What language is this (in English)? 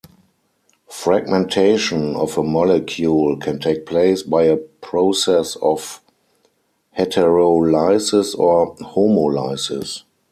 English